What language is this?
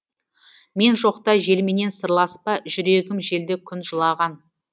Kazakh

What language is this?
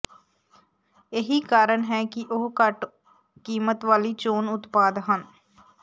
Punjabi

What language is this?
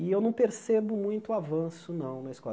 Portuguese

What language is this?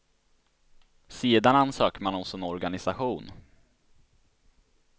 Swedish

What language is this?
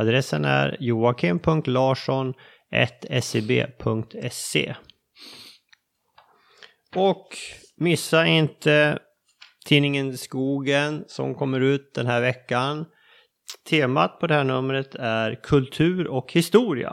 Swedish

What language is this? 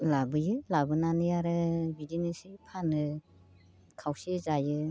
Bodo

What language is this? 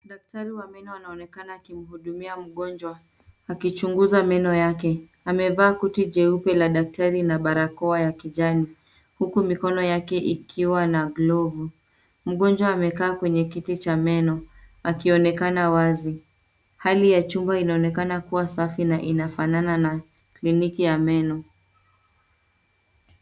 Swahili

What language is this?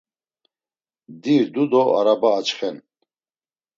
Laz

